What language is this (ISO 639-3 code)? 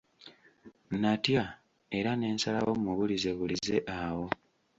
lug